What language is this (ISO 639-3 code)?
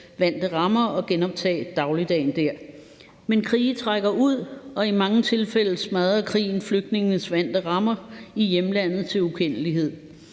dan